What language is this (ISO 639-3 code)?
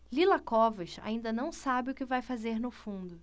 por